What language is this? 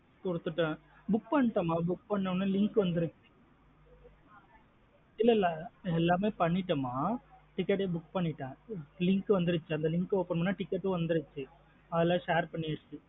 Tamil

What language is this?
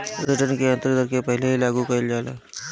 Bhojpuri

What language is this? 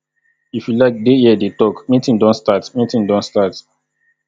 Nigerian Pidgin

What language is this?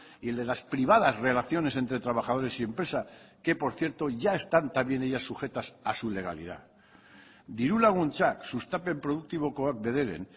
Spanish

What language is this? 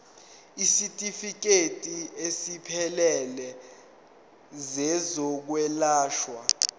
Zulu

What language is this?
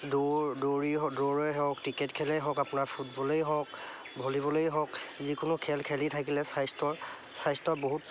Assamese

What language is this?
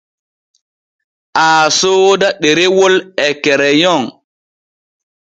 Borgu Fulfulde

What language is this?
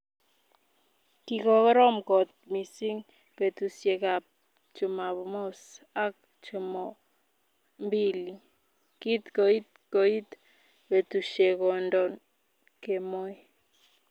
Kalenjin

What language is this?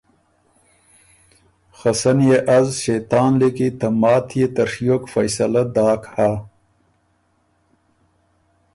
Ormuri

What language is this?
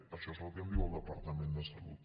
Catalan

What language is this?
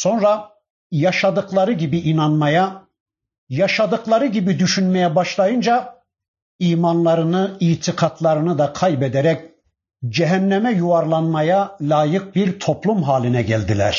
Turkish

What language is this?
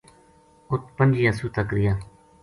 Gujari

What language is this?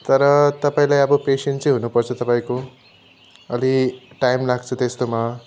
Nepali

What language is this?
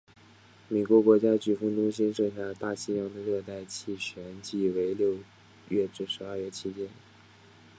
Chinese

